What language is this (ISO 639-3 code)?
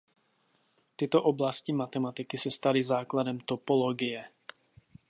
ces